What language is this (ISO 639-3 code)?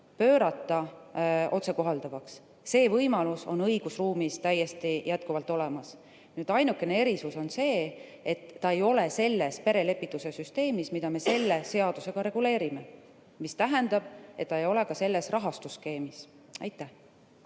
est